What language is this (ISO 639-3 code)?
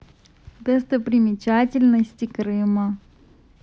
rus